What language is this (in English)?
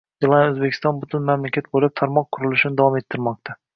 Uzbek